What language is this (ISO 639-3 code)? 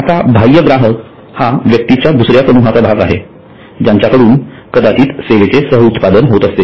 mar